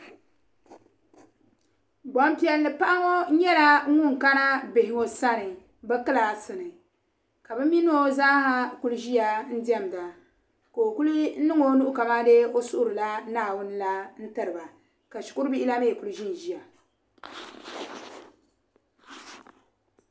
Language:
Dagbani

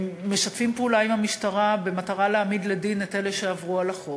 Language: Hebrew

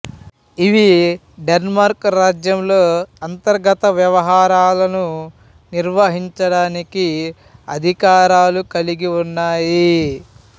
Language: Telugu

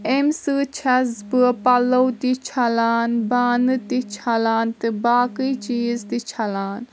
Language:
Kashmiri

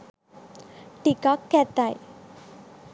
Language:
Sinhala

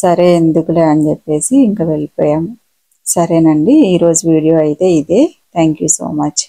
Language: Telugu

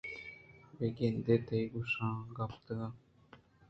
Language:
Eastern Balochi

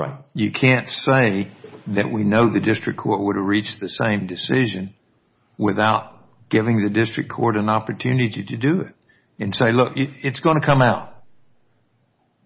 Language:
English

